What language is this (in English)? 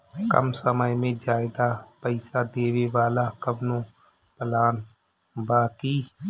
Bhojpuri